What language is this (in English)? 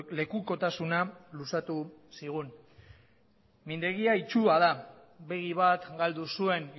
Basque